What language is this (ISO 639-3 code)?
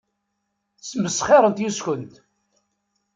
kab